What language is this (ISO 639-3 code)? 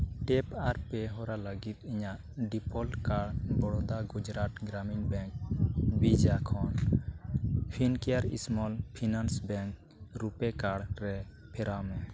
sat